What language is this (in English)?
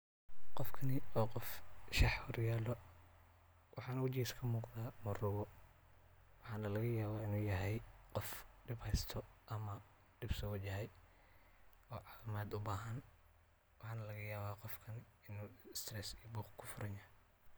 Somali